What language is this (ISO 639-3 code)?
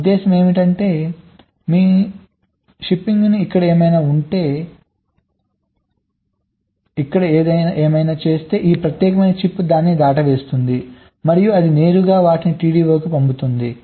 tel